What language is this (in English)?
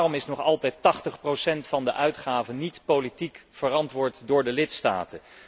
Dutch